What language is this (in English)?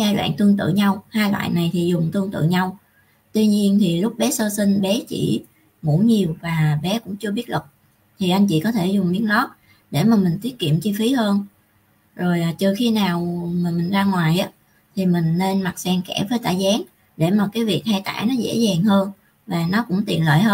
Vietnamese